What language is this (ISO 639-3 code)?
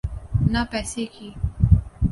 urd